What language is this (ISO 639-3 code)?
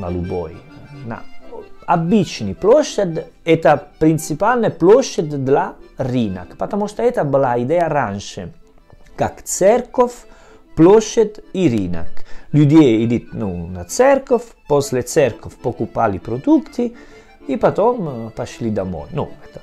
ita